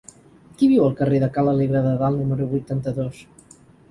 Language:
Catalan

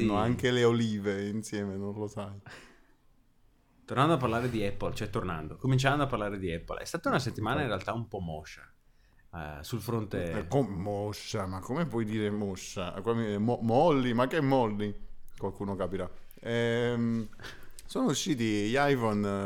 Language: Italian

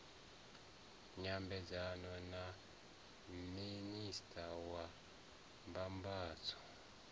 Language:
Venda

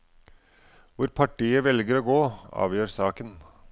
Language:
Norwegian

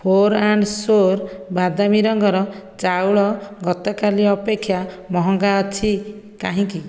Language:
Odia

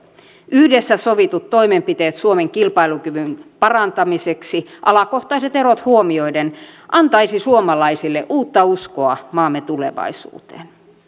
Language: Finnish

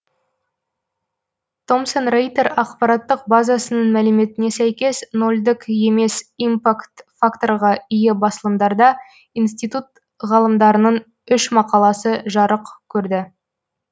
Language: Kazakh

